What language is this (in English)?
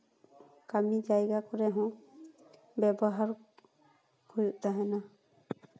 Santali